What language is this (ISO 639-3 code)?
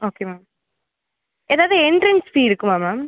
tam